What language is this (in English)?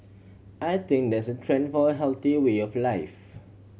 English